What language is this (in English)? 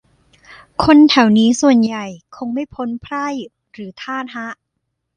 Thai